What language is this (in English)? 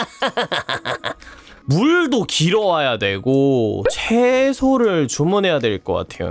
Korean